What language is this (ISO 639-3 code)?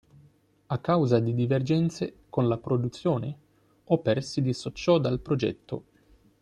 ita